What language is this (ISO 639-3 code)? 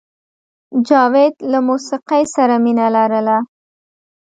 pus